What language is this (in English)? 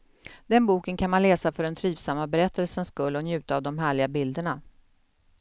Swedish